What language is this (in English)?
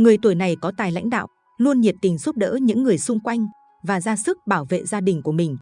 Vietnamese